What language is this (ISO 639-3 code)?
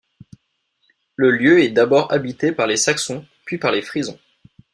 fra